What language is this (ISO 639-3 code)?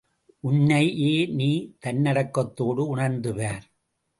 tam